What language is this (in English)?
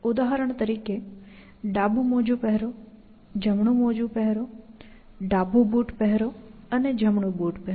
Gujarati